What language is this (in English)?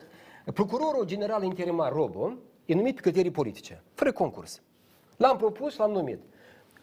Romanian